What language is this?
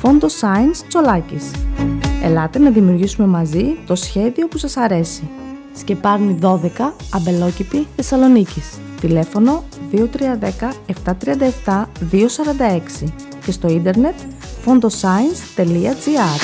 Greek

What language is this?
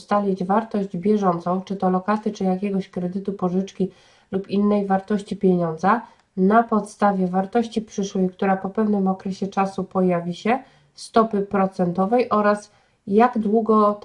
Polish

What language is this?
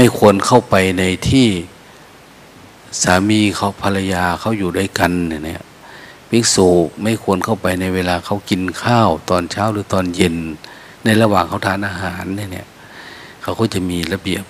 Thai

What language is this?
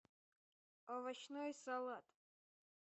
Russian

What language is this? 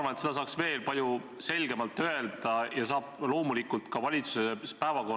Estonian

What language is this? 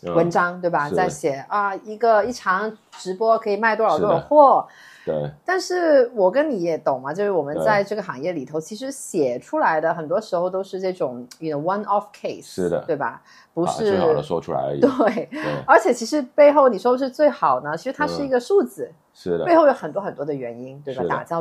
Chinese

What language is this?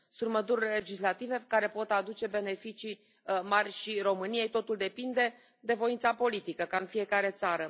Romanian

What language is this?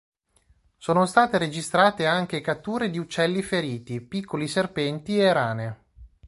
Italian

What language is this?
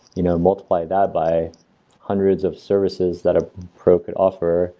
English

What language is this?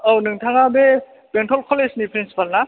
Bodo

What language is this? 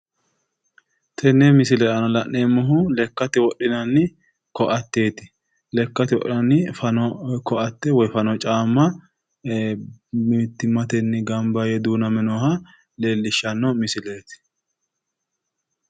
Sidamo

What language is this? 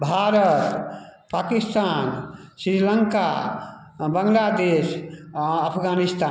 Maithili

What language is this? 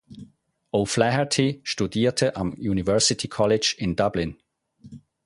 German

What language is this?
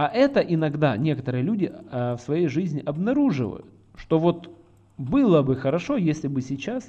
Russian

